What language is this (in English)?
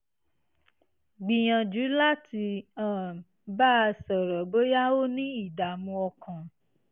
Yoruba